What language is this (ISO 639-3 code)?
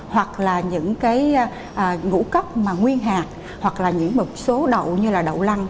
vie